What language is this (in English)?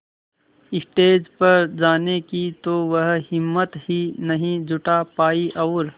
Hindi